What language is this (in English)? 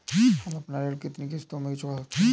Hindi